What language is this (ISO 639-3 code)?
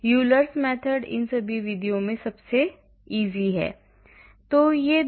hin